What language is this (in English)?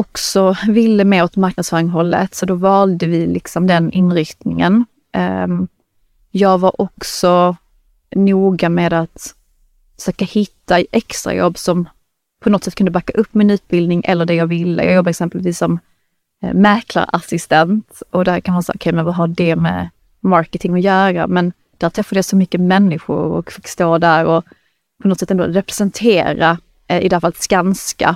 Swedish